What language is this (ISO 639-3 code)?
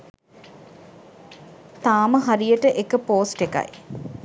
sin